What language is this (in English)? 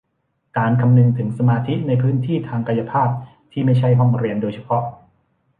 Thai